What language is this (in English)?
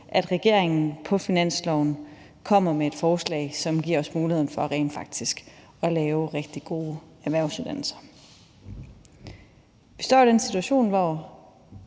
Danish